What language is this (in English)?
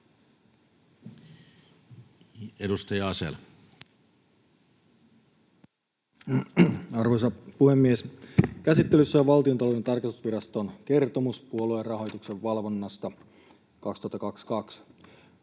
Finnish